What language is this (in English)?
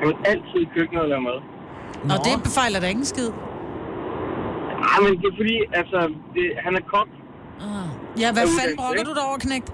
Danish